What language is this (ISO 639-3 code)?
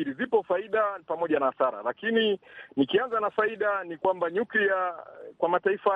swa